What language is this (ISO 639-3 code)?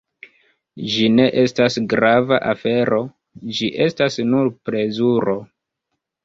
epo